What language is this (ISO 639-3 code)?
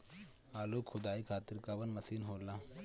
bho